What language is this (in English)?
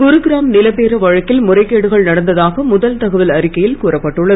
Tamil